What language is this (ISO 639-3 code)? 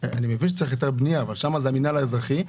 heb